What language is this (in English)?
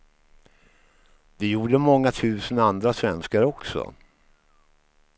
Swedish